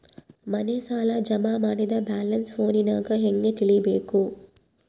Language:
Kannada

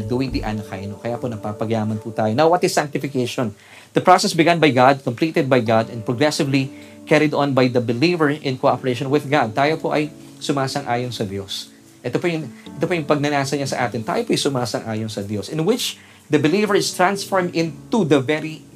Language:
Filipino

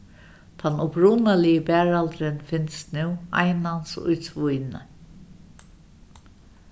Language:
Faroese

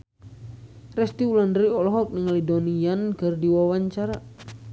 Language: Sundanese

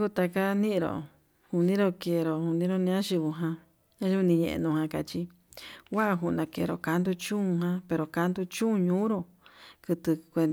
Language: Yutanduchi Mixtec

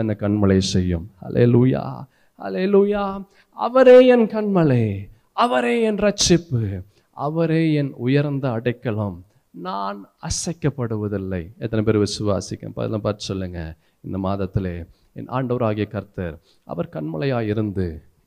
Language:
Tamil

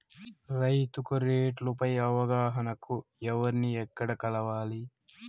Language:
Telugu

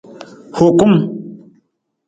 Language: Nawdm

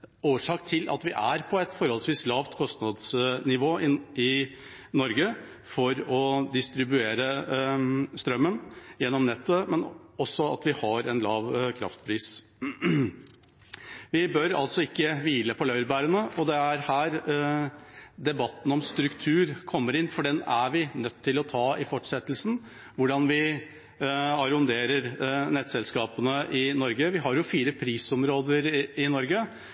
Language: Norwegian Bokmål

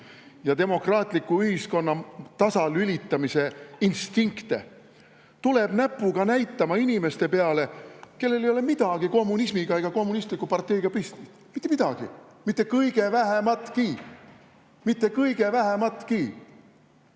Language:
Estonian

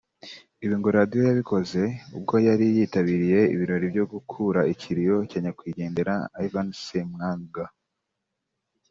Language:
Kinyarwanda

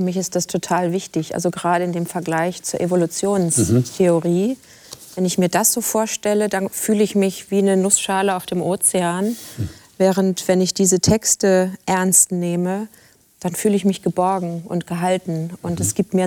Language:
German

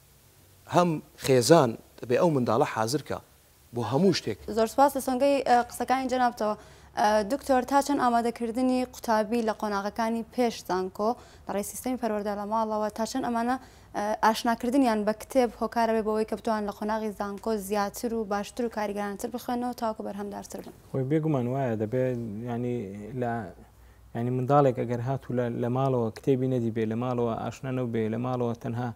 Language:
Arabic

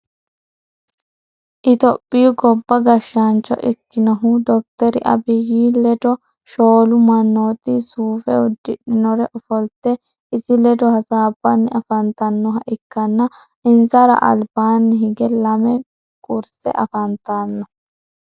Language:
Sidamo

